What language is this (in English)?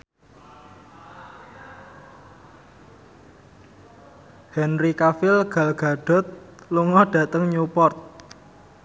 Javanese